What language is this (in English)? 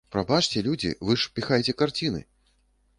Belarusian